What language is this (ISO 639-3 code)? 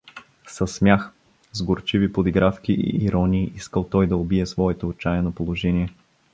bul